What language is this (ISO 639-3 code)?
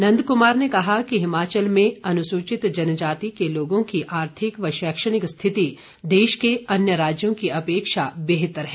hin